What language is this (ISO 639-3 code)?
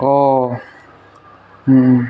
asm